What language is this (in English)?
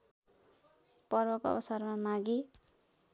Nepali